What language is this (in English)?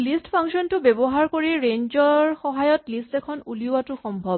Assamese